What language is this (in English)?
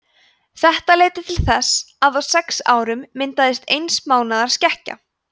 Icelandic